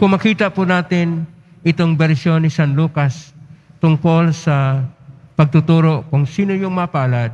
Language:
Filipino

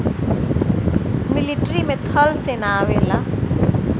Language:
Bhojpuri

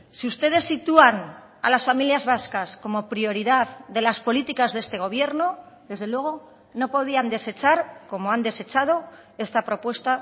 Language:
Spanish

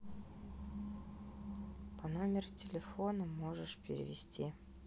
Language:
Russian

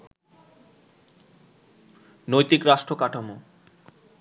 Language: Bangla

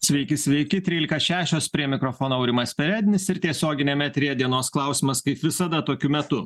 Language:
Lithuanian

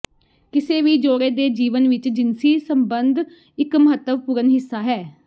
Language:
Punjabi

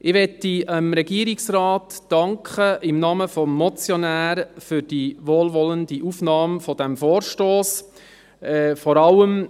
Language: Swiss German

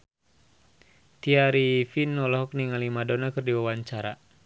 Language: Sundanese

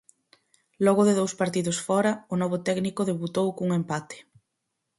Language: Galician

